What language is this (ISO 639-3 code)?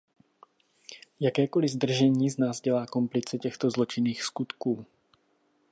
ces